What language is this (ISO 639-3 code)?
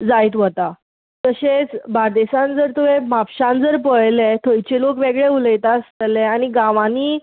kok